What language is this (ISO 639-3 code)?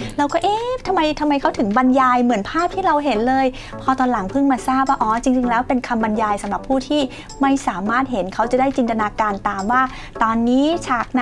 tha